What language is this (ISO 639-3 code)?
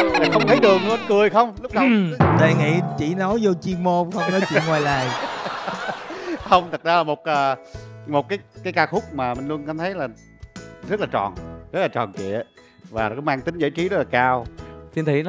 vie